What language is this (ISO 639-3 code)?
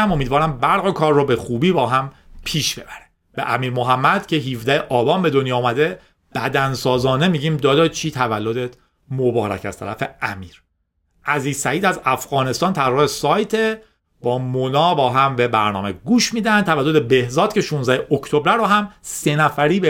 fas